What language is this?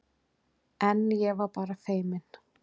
Icelandic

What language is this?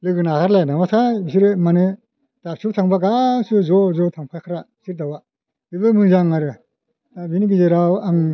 Bodo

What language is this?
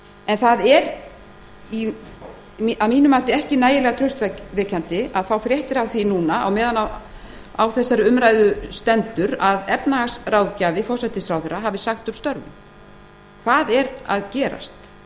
Icelandic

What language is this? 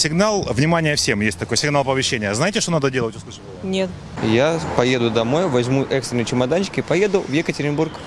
Russian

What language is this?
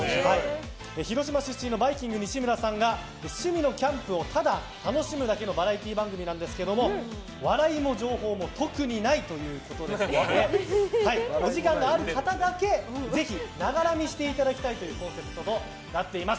Japanese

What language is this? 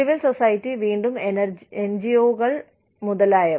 Malayalam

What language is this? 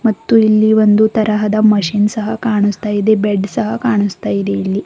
Kannada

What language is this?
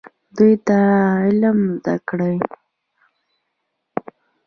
Pashto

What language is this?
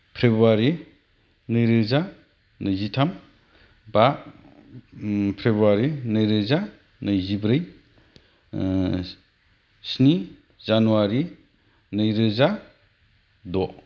Bodo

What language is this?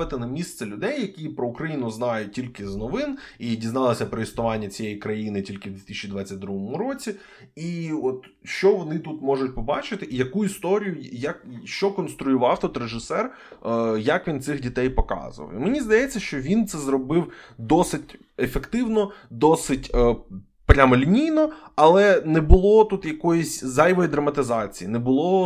Ukrainian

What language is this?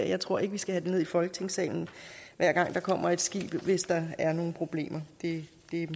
Danish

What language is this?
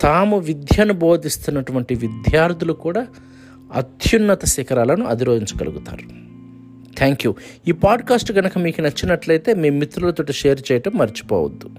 Telugu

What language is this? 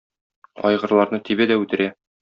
Tatar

